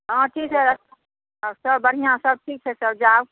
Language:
Maithili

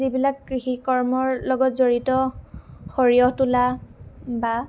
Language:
Assamese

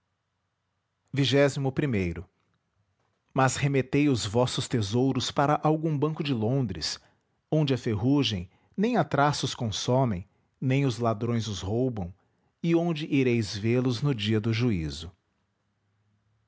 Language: Portuguese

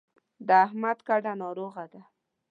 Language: Pashto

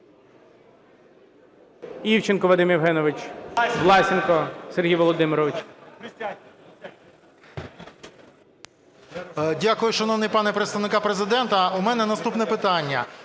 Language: Ukrainian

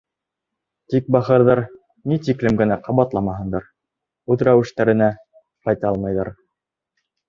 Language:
Bashkir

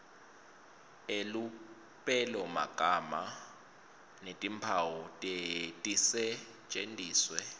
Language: Swati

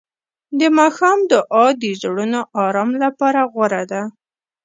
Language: Pashto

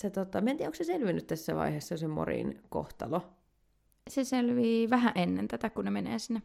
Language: Finnish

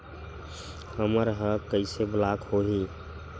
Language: Chhattisgarhi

